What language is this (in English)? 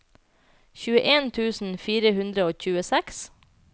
Norwegian